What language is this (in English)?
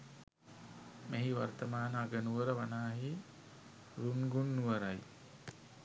Sinhala